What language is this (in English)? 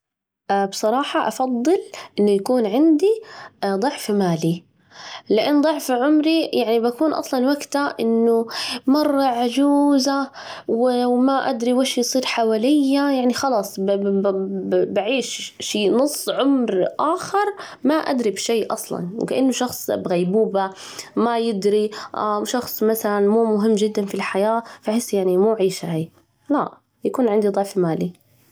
Najdi Arabic